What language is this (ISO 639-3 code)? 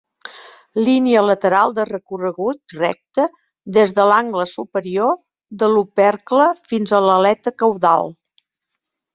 cat